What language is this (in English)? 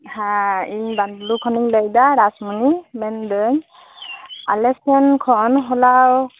Santali